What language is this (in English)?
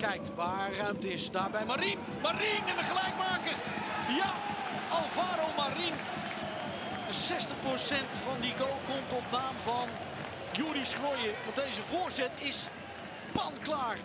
Dutch